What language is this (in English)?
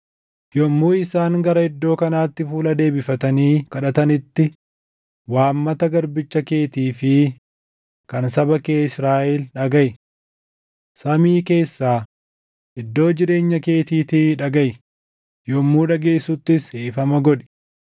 Oromo